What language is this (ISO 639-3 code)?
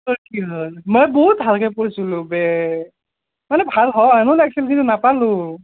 asm